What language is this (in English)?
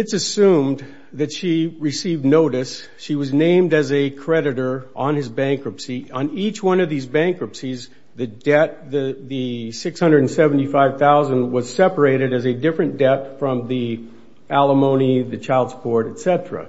English